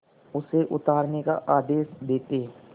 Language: Hindi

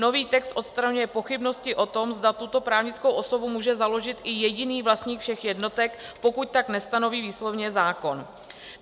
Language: Czech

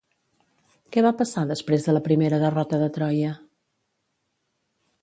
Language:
Catalan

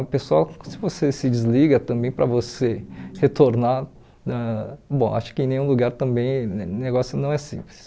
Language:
Portuguese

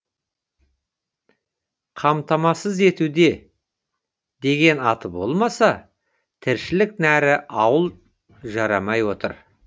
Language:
Kazakh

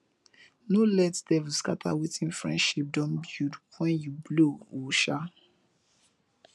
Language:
Nigerian Pidgin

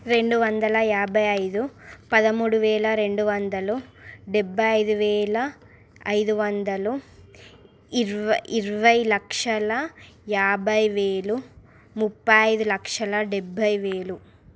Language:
Telugu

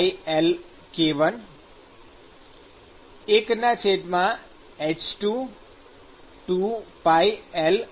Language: Gujarati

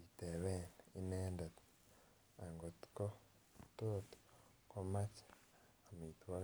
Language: Kalenjin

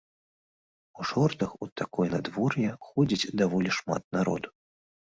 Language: Belarusian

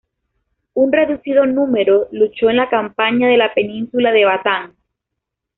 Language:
Spanish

